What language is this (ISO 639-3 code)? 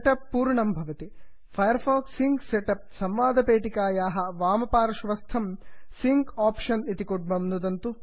san